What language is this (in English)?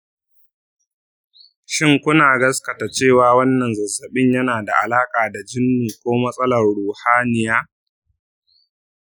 Hausa